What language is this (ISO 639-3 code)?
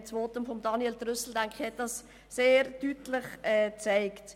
gsw